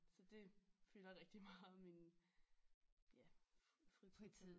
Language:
Danish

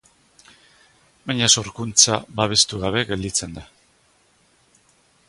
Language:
Basque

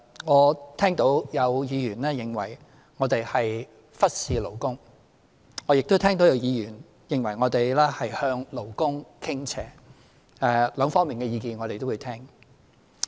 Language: Cantonese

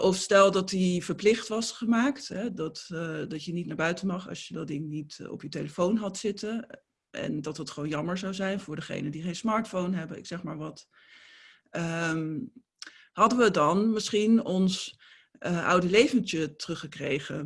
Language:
Dutch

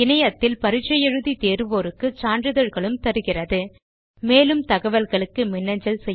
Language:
Tamil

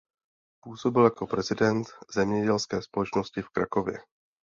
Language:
Czech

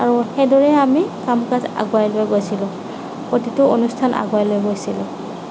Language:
Assamese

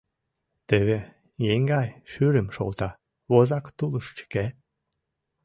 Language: Mari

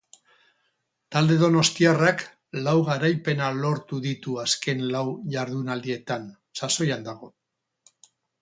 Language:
Basque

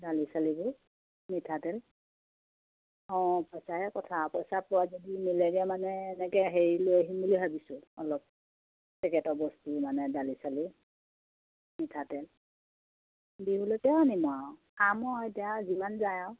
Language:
Assamese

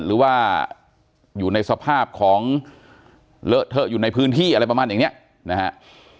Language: Thai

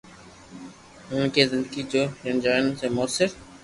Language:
Loarki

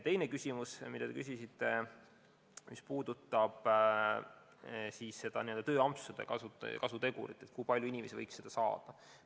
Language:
Estonian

